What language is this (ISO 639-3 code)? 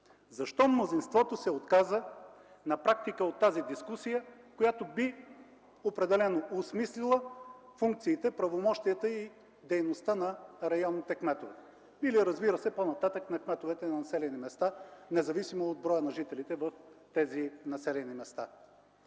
bul